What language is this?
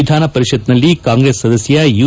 Kannada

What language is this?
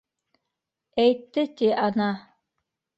Bashkir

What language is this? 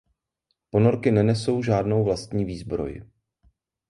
Czech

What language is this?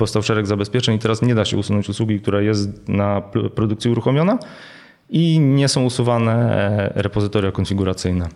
Polish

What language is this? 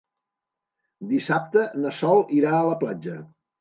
Catalan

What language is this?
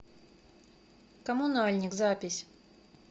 Russian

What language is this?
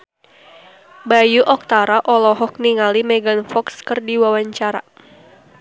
Sundanese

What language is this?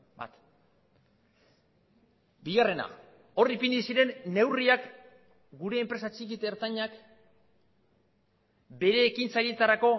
Basque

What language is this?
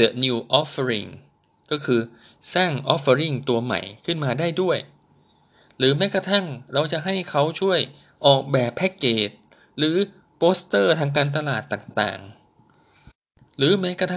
Thai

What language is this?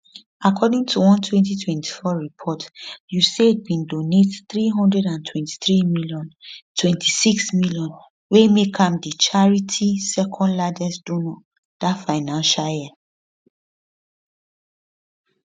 Nigerian Pidgin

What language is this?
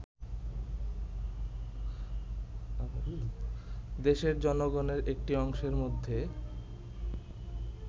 Bangla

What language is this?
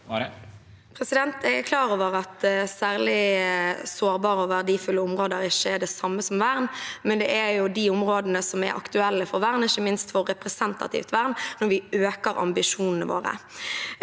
Norwegian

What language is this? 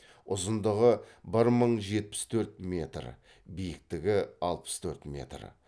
Kazakh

